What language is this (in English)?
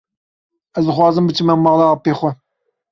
Kurdish